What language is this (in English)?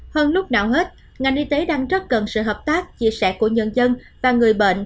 Vietnamese